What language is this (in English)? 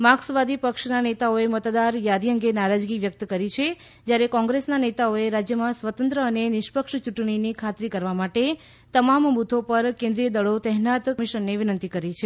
Gujarati